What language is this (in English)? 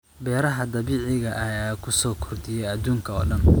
Somali